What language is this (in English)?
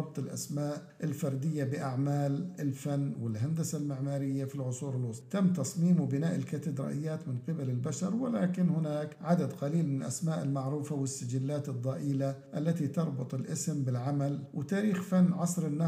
Arabic